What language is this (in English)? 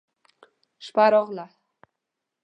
Pashto